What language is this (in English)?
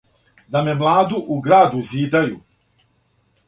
Serbian